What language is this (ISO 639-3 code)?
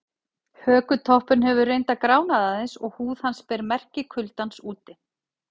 isl